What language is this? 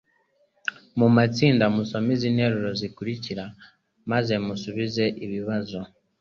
Kinyarwanda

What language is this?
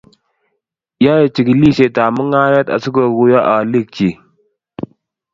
Kalenjin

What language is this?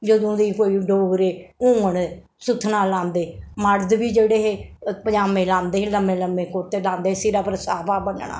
Dogri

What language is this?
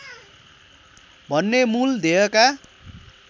Nepali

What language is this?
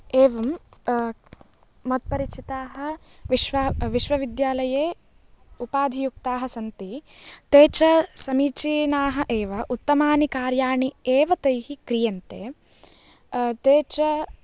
Sanskrit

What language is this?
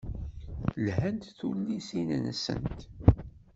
Kabyle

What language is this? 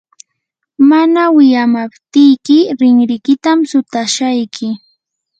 Yanahuanca Pasco Quechua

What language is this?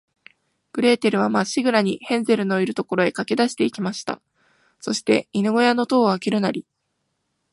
Japanese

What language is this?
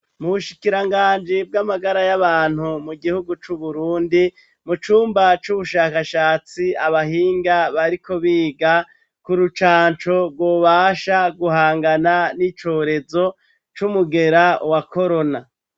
Rundi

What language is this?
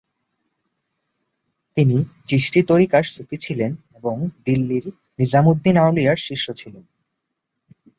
Bangla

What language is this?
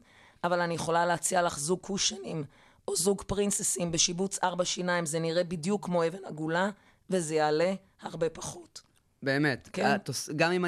Hebrew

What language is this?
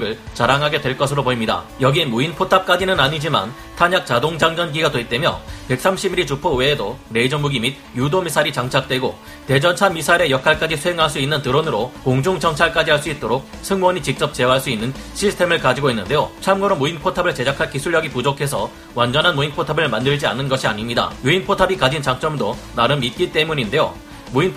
Korean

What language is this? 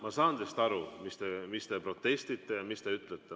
Estonian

